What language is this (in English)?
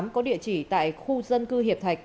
Vietnamese